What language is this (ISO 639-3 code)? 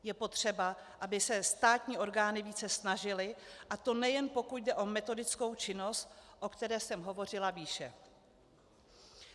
ces